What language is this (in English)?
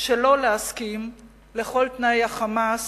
Hebrew